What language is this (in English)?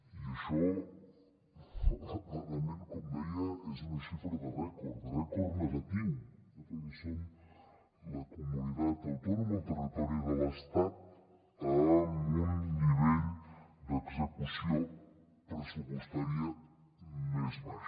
Catalan